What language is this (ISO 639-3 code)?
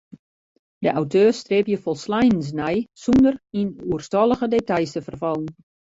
fry